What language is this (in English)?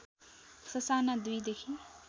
Nepali